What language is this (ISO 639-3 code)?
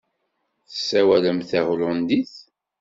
kab